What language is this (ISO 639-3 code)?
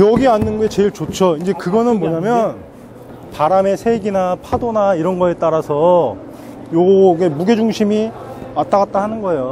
kor